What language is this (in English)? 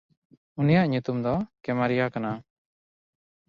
Santali